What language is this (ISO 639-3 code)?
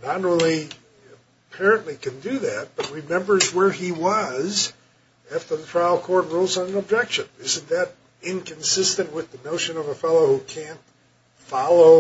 eng